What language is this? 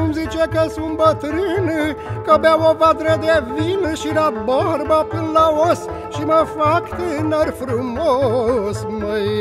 Romanian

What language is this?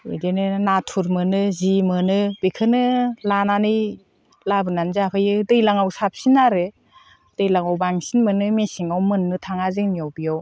Bodo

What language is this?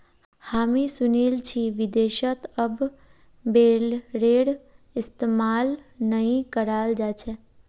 Magahi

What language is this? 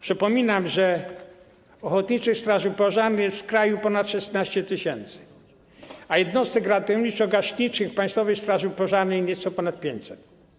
Polish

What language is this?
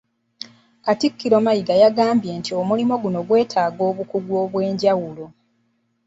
Ganda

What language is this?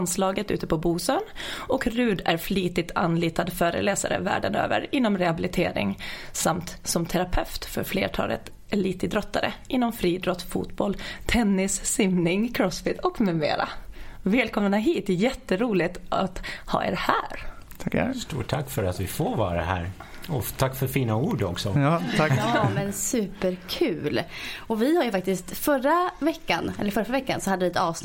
Swedish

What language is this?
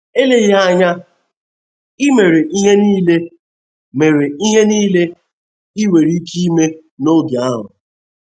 Igbo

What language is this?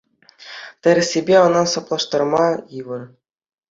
Chuvash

